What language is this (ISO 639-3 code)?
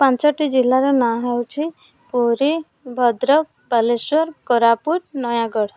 ori